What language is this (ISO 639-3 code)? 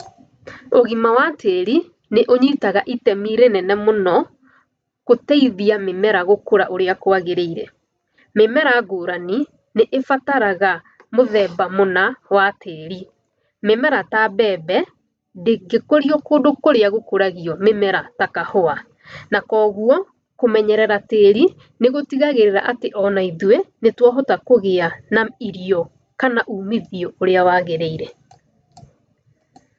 kik